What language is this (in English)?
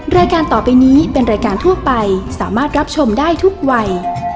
Thai